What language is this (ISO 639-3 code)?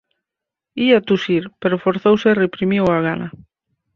glg